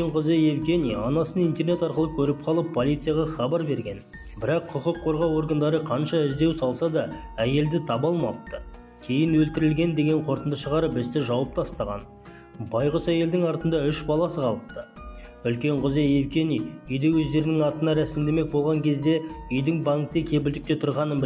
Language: Turkish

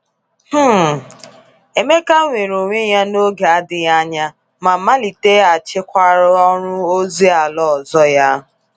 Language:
Igbo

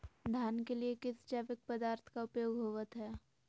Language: Magahi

